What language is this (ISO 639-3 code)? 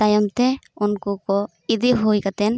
sat